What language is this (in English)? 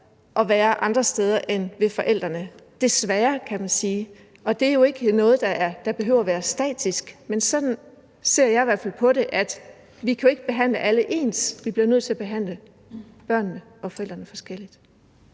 Danish